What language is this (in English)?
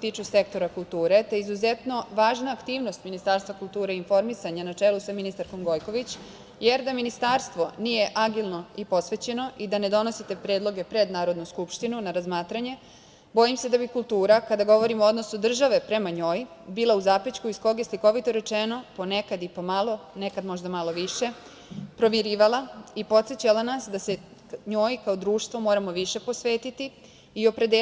Serbian